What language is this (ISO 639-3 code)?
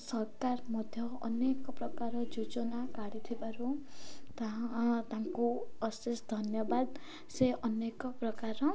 ori